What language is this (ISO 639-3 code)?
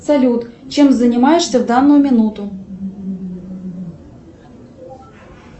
rus